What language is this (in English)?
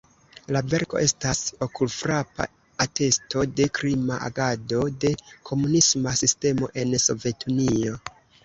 Esperanto